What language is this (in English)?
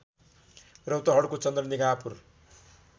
Nepali